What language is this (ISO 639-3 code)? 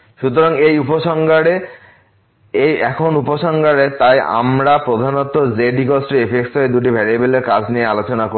ben